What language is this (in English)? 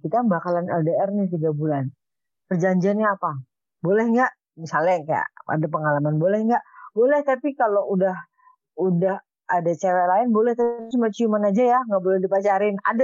Indonesian